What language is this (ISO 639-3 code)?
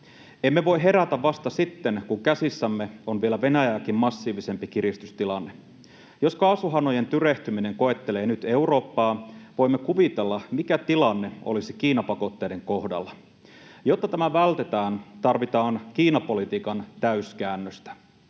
fin